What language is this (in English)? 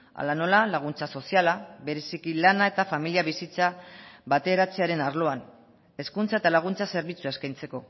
Basque